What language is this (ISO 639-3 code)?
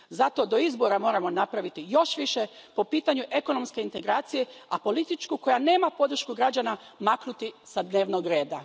hrv